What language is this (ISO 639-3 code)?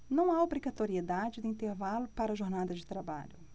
por